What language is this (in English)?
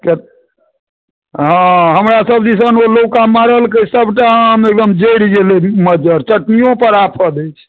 Maithili